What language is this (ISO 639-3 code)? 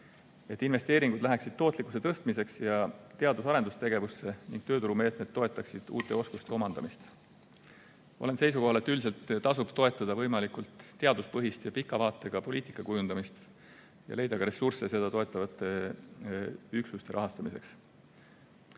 est